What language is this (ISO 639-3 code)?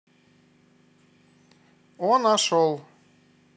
rus